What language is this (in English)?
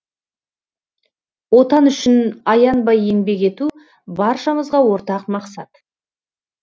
Kazakh